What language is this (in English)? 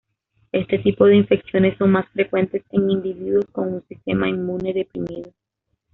Spanish